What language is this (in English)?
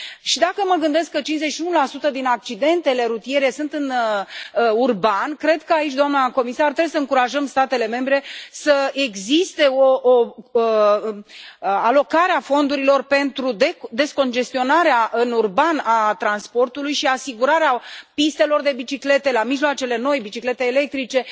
Romanian